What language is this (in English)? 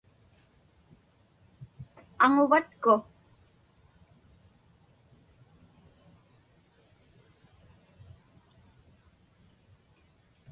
Inupiaq